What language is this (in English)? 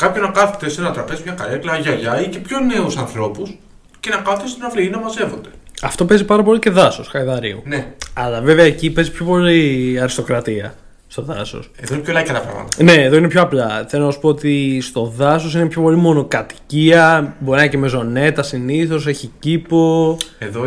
Greek